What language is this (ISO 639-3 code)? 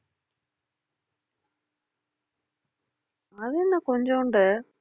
tam